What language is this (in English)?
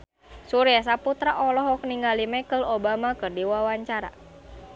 Sundanese